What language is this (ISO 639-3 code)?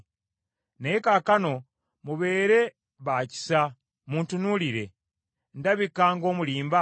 lug